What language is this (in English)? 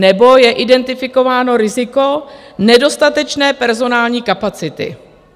Czech